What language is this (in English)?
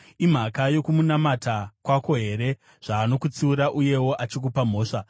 Shona